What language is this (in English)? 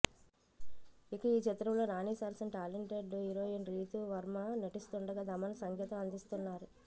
Telugu